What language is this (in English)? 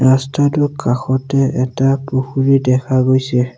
Assamese